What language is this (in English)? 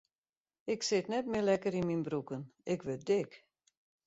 Western Frisian